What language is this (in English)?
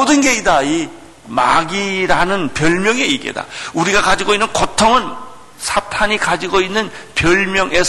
Korean